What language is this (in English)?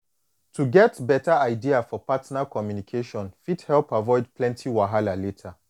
Nigerian Pidgin